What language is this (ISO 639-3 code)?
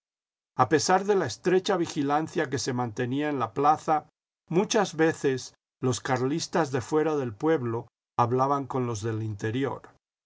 spa